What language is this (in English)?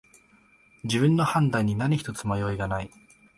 Japanese